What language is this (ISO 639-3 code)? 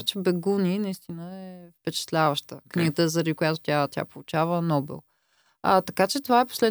bul